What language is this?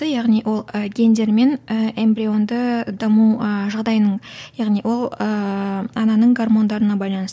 Kazakh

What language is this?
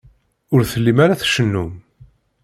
Kabyle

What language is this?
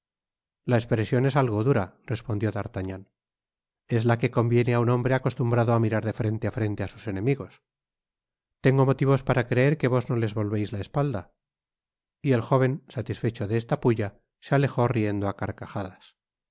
Spanish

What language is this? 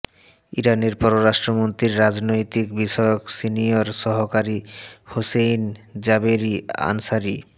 Bangla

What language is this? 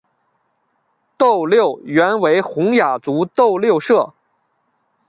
Chinese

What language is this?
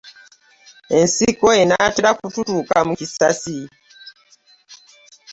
Ganda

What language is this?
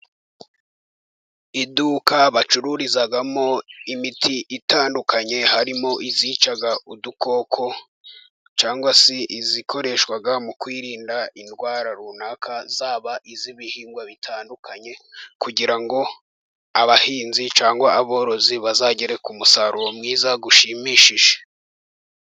Kinyarwanda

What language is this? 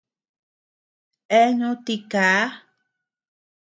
Tepeuxila Cuicatec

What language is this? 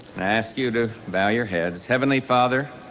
English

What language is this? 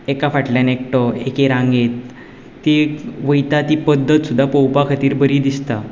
Konkani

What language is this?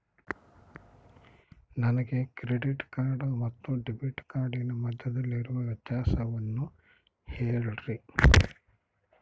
Kannada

